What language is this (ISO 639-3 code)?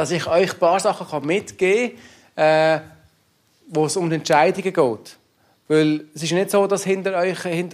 deu